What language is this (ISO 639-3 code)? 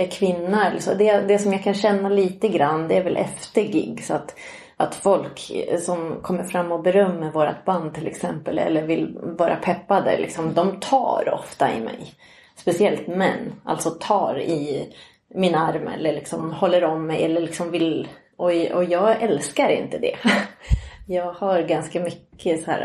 swe